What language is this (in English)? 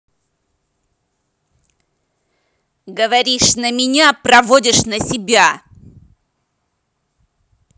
Russian